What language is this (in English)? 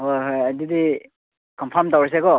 Manipuri